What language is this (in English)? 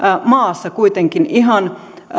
Finnish